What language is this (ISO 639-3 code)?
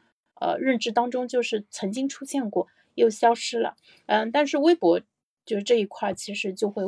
zho